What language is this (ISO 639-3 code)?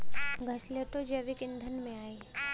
bho